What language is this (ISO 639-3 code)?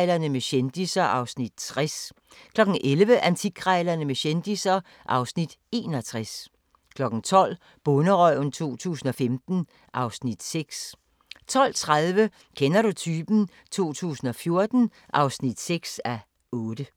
dan